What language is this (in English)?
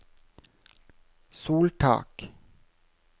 Norwegian